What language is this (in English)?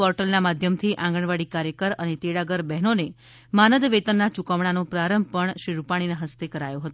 Gujarati